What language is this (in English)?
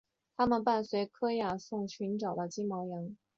Chinese